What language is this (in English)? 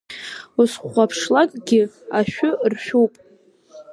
Abkhazian